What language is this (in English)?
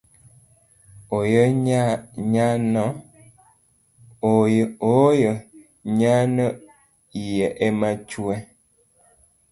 Luo (Kenya and Tanzania)